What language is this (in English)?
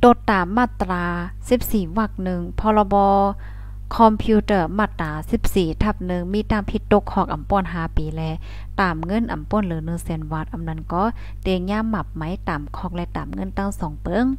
Thai